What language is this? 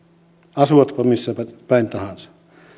Finnish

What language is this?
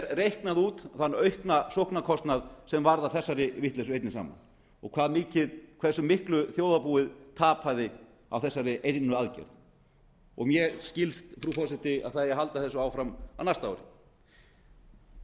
Icelandic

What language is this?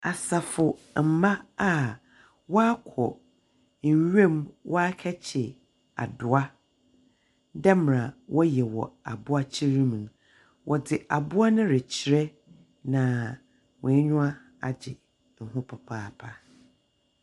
Akan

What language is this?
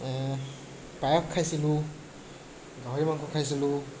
Assamese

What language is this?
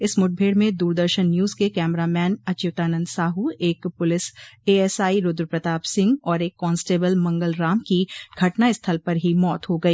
Hindi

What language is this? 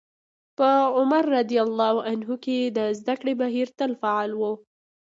Pashto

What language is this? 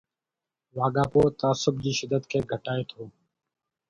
Sindhi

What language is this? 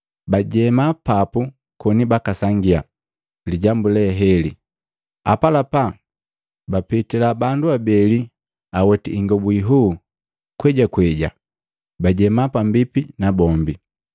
Matengo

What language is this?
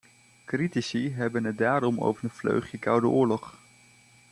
Dutch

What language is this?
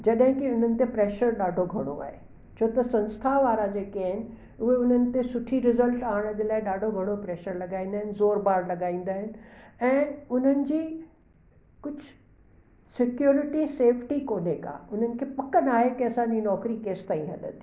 Sindhi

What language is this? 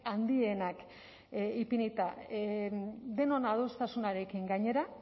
Basque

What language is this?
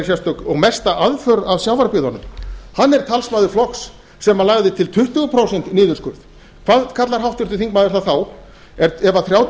Icelandic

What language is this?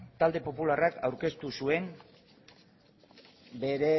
Basque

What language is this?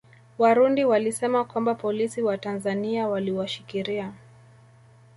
Swahili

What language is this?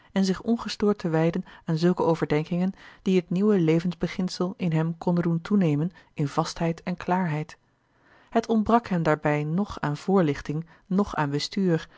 Dutch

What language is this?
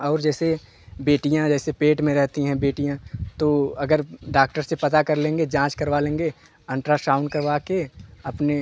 Hindi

